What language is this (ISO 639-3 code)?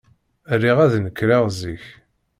kab